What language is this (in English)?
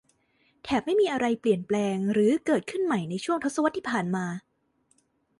Thai